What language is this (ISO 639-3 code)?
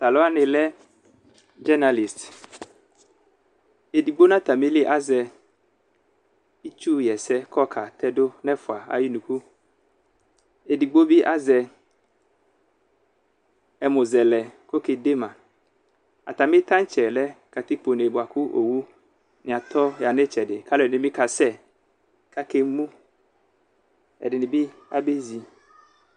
kpo